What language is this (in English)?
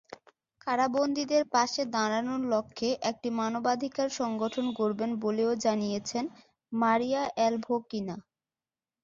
Bangla